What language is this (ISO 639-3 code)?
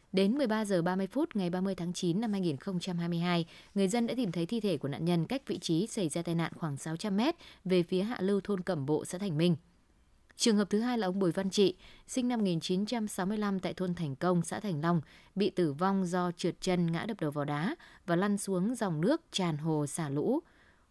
vie